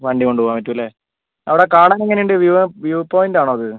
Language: Malayalam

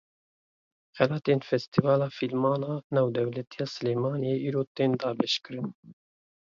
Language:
Kurdish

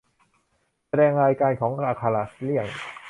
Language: Thai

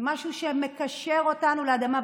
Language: Hebrew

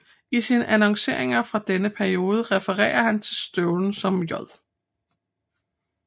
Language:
Danish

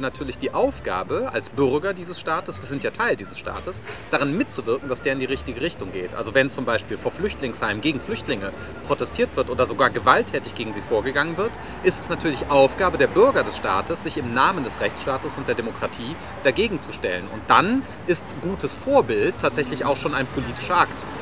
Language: German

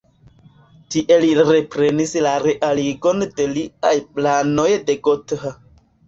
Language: Esperanto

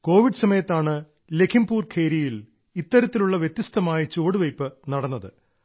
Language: Malayalam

